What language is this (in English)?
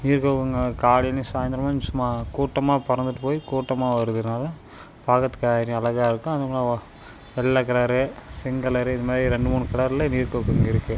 Tamil